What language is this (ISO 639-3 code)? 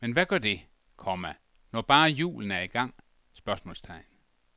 dan